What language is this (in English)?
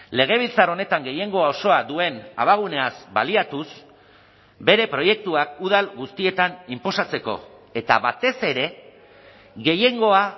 Basque